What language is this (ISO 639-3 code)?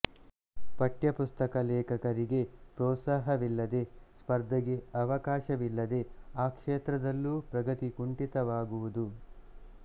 kan